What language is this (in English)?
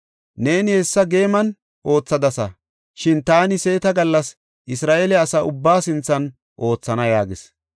Gofa